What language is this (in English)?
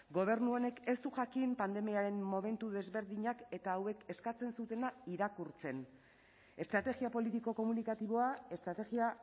Basque